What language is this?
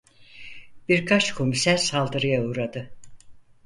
Turkish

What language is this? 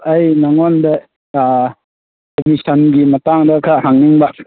Manipuri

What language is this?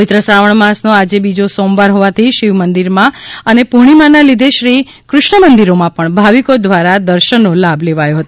Gujarati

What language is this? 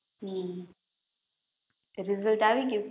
Gujarati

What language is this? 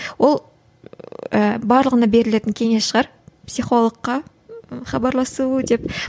Kazakh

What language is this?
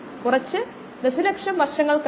Malayalam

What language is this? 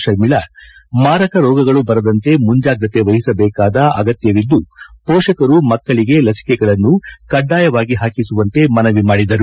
Kannada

